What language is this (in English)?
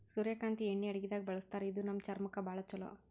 Kannada